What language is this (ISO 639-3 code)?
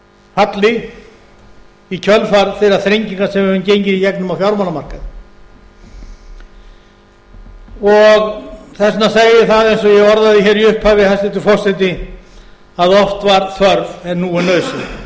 isl